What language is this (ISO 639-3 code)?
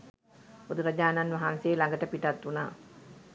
sin